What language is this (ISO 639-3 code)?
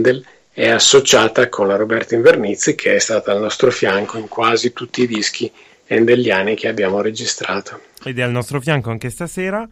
ita